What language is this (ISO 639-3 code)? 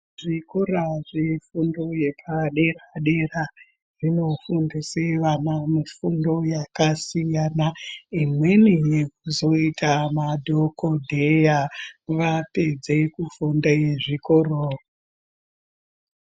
ndc